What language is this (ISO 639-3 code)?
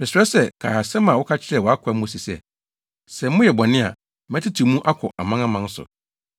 aka